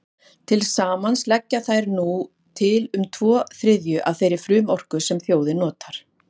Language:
Icelandic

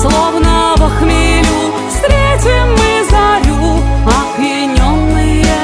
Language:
Russian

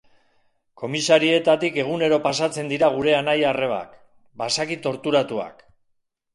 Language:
Basque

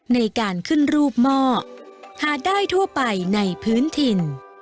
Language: Thai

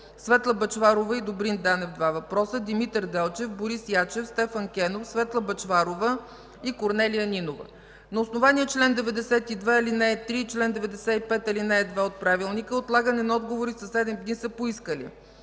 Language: Bulgarian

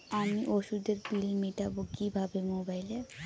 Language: Bangla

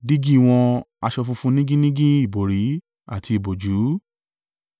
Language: Yoruba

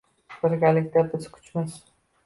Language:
Uzbek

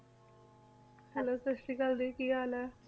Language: Punjabi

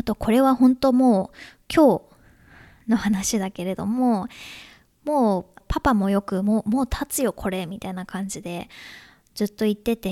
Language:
Japanese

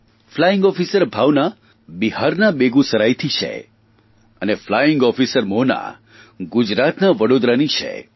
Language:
Gujarati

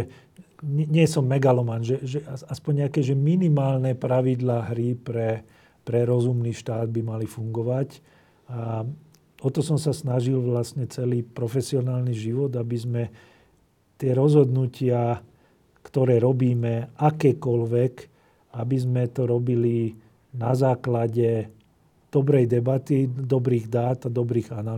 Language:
Slovak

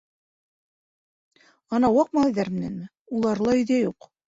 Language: Bashkir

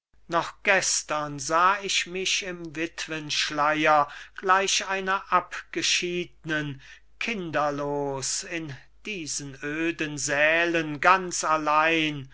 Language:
German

